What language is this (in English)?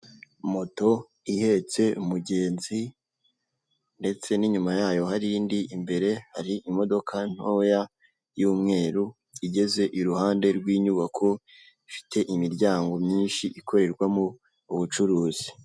Kinyarwanda